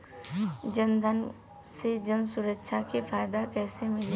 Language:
Bhojpuri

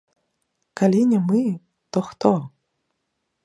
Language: Belarusian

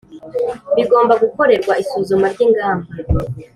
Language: Kinyarwanda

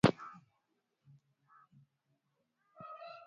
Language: Swahili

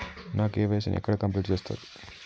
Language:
Telugu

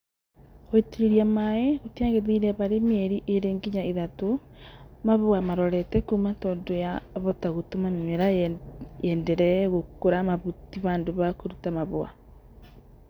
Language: Kikuyu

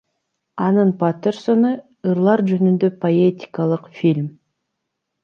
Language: Kyrgyz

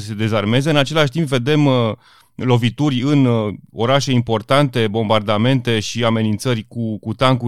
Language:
Romanian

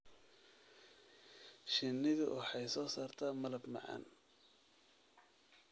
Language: Somali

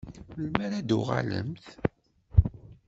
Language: Kabyle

